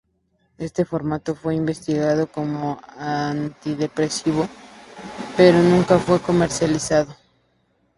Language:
Spanish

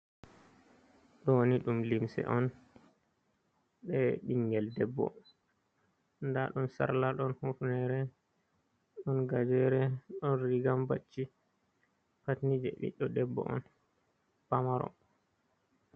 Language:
Fula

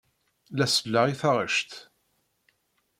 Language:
Kabyle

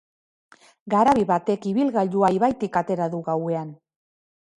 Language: Basque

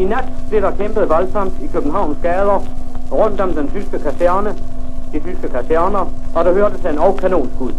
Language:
Danish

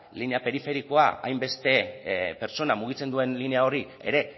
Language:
Basque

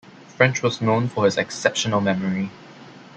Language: English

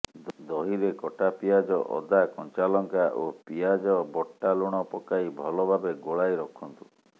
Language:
Odia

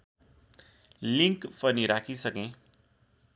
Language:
Nepali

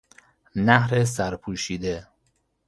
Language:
Persian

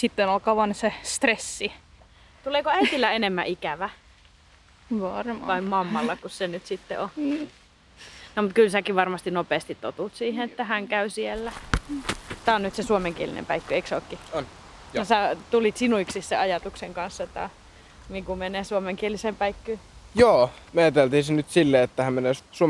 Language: Finnish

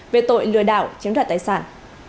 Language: Vietnamese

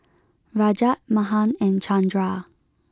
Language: English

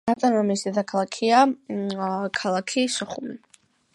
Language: Georgian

